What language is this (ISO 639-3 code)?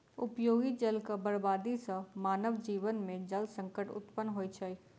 mai